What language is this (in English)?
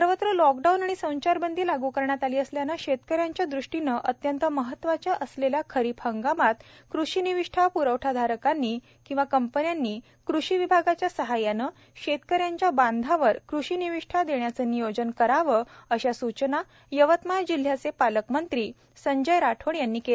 Marathi